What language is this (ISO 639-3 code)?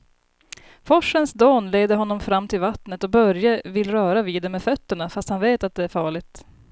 swe